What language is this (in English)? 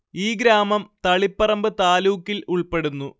Malayalam